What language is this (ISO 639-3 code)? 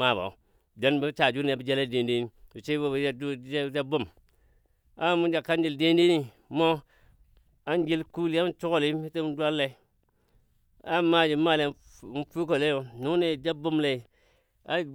dbd